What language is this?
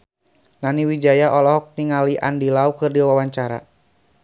Sundanese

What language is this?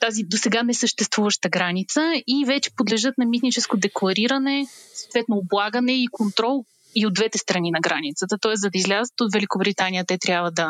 Bulgarian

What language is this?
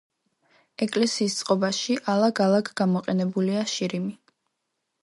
Georgian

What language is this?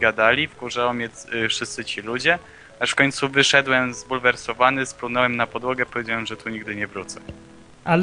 Polish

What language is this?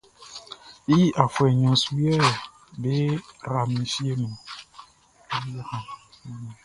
Baoulé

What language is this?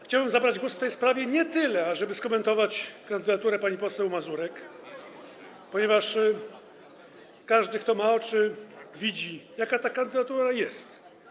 Polish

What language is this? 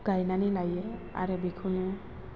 Bodo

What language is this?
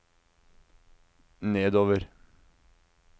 Norwegian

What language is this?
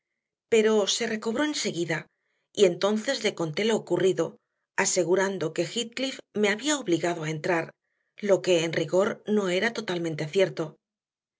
Spanish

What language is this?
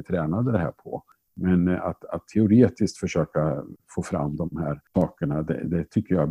Swedish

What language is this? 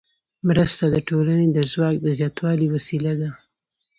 Pashto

